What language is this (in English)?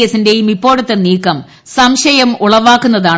Malayalam